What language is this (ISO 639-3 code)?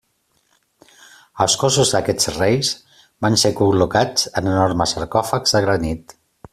cat